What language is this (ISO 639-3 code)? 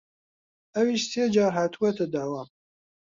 ckb